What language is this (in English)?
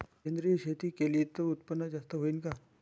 Marathi